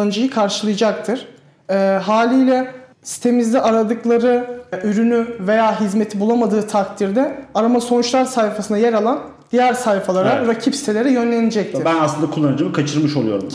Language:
Turkish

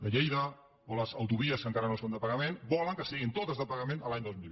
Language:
Catalan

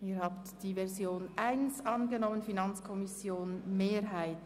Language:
Swiss German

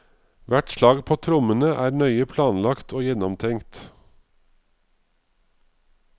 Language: Norwegian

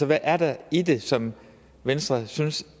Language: Danish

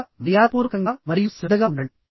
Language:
Telugu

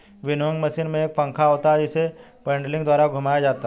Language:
Hindi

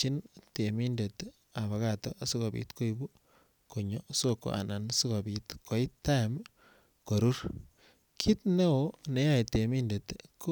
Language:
Kalenjin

